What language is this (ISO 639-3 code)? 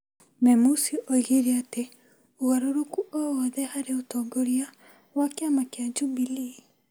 kik